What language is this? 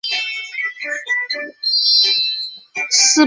Chinese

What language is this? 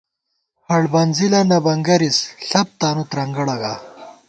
Gawar-Bati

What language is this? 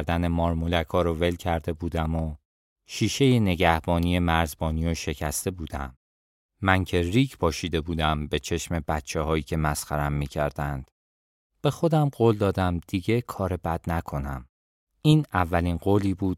Persian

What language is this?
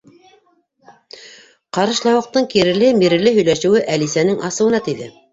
Bashkir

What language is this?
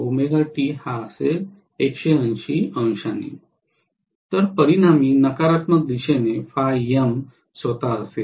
Marathi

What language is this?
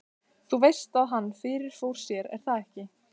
Icelandic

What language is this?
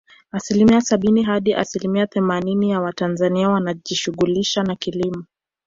Swahili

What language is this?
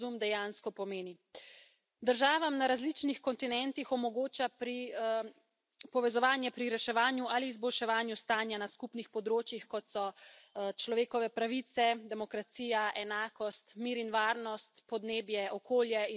Slovenian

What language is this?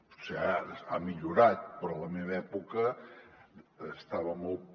Catalan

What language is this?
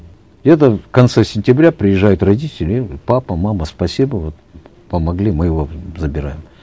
Kazakh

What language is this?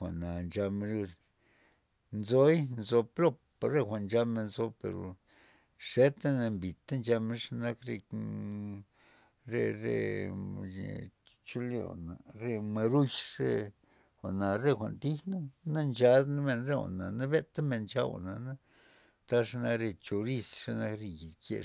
Loxicha Zapotec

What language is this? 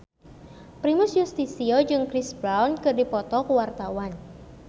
Sundanese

